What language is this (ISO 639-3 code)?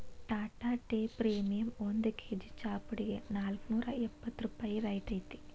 kan